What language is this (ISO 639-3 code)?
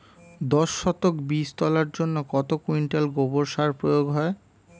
ben